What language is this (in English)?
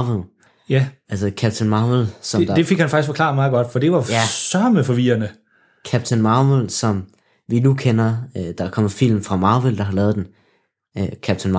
Danish